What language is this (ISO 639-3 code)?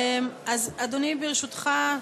heb